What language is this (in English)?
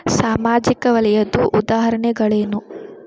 Kannada